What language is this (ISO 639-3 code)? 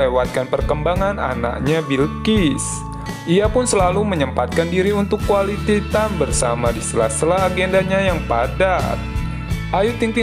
ind